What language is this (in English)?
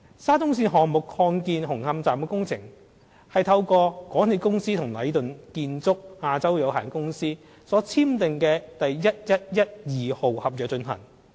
Cantonese